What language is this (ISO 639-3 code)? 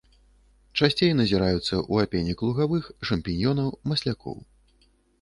bel